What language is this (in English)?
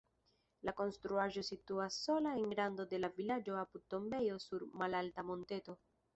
Esperanto